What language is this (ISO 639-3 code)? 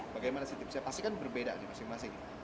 ind